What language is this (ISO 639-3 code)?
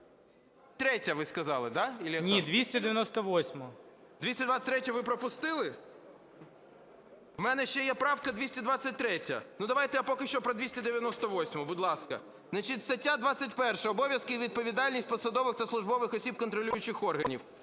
ukr